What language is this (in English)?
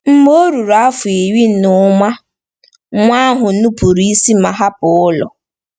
Igbo